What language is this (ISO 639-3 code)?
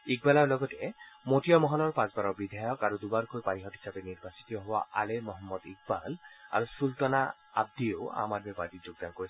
asm